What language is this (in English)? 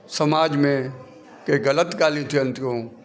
Sindhi